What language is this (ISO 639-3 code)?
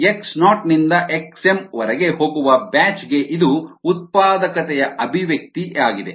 kan